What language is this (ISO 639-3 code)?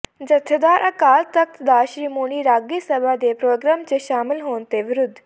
pan